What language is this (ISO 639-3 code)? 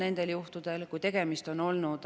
est